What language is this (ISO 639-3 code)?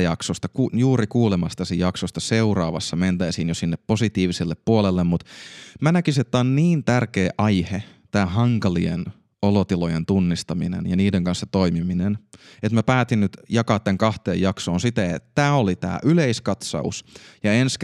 fin